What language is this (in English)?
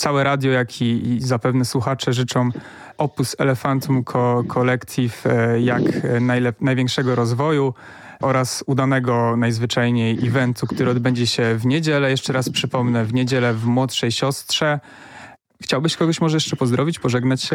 Polish